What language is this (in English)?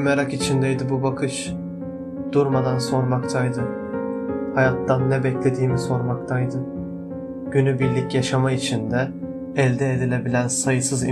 Turkish